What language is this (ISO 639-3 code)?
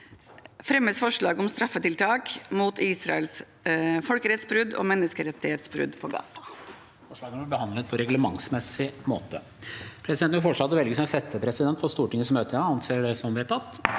nor